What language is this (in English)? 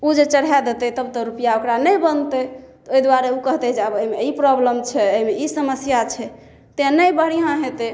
Maithili